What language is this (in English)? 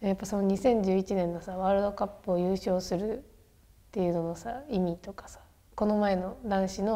Japanese